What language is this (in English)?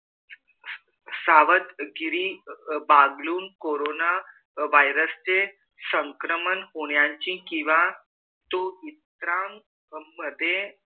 Marathi